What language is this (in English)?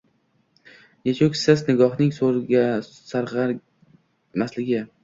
Uzbek